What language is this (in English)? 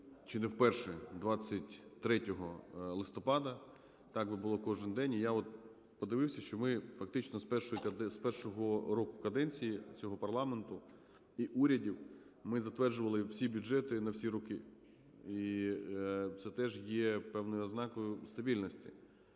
Ukrainian